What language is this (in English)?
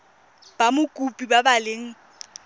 Tswana